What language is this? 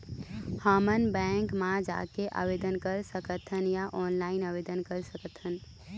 Chhattisgarhi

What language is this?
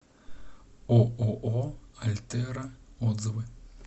Russian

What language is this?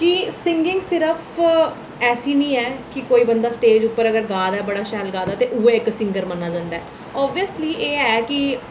Dogri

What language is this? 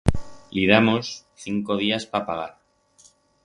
Aragonese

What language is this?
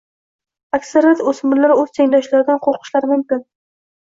Uzbek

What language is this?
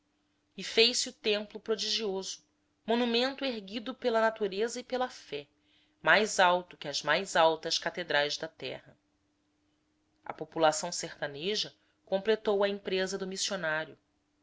Portuguese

